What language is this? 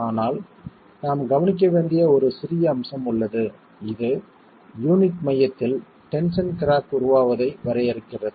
Tamil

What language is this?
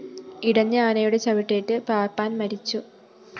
Malayalam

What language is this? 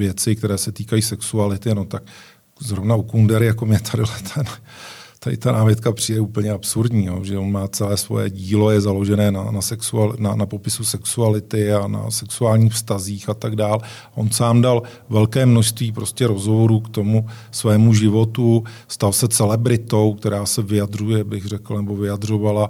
Czech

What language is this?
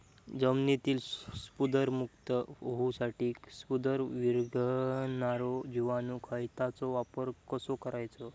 Marathi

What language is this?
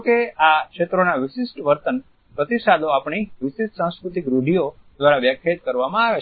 Gujarati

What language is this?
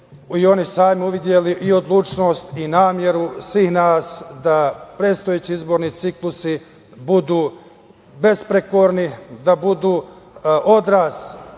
Serbian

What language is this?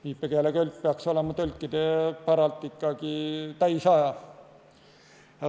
Estonian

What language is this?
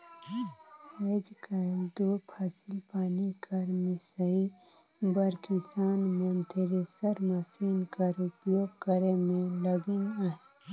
Chhattisgarhi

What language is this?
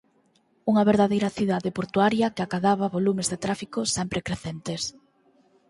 Galician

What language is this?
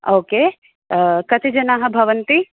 Sanskrit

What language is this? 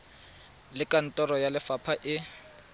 Tswana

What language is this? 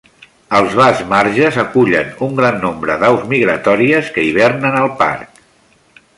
Catalan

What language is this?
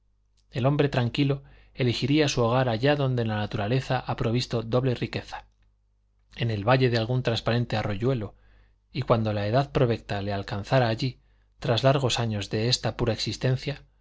Spanish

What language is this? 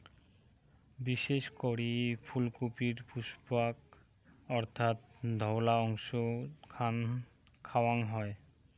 Bangla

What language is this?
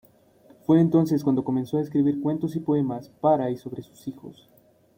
Spanish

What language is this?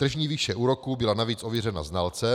Czech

